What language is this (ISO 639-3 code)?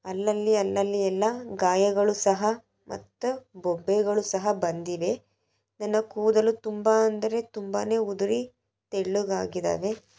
kan